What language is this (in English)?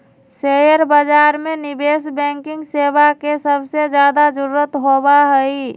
Magahi